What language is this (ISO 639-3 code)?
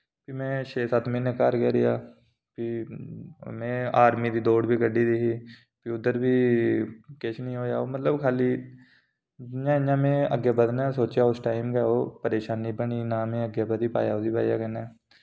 doi